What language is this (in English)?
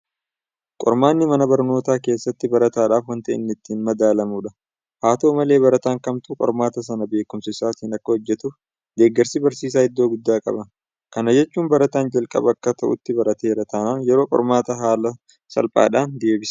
Oromo